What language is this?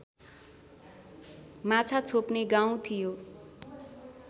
Nepali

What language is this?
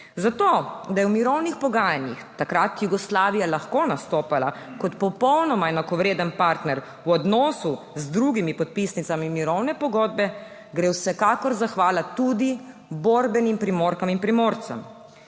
Slovenian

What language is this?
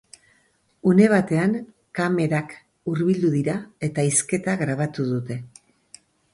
Basque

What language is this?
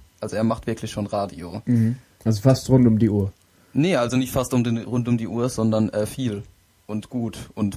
German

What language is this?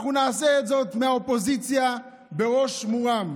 Hebrew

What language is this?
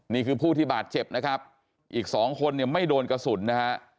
Thai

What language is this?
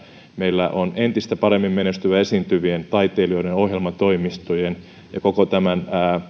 Finnish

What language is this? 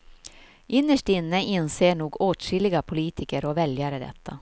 Swedish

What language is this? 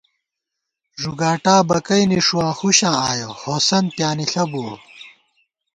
Gawar-Bati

